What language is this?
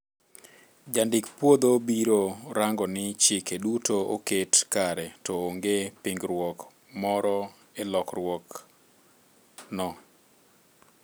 Luo (Kenya and Tanzania)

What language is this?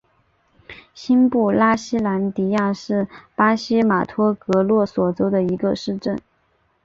Chinese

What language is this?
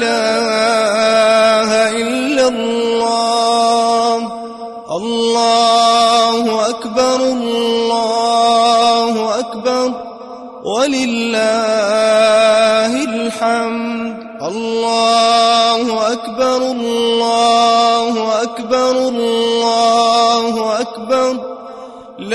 Arabic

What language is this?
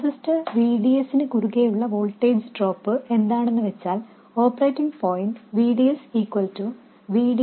Malayalam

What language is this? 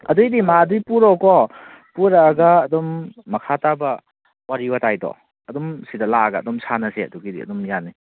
Manipuri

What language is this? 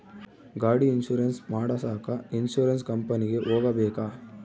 Kannada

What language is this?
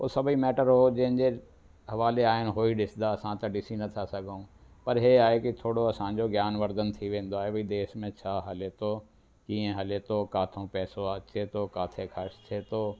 Sindhi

